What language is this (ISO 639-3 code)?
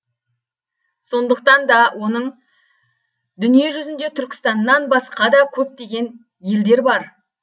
kaz